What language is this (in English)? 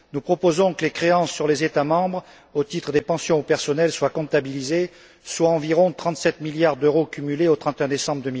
French